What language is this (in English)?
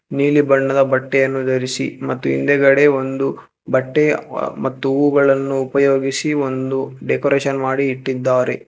Kannada